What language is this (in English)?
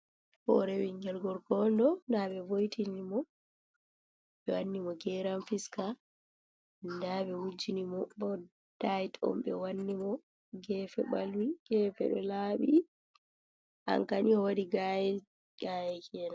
Fula